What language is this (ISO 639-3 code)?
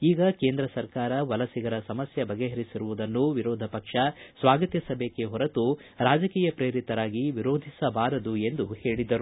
kan